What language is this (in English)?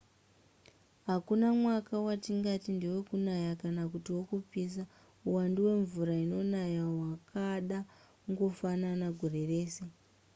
Shona